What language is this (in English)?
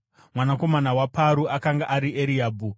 Shona